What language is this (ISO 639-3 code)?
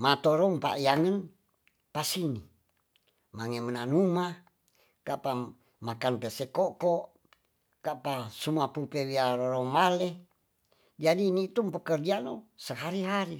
txs